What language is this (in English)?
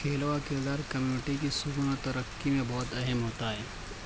Urdu